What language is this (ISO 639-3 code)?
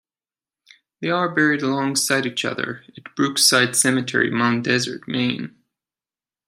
eng